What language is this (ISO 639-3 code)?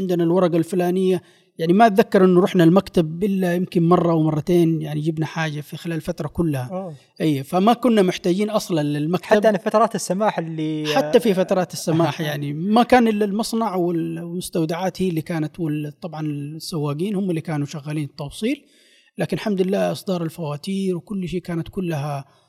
ara